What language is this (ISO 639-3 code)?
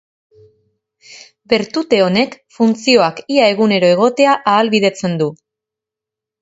eus